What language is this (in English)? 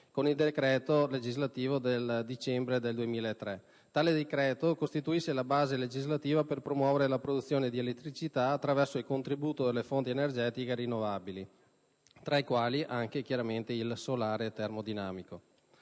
Italian